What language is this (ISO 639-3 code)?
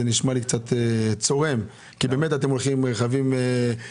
heb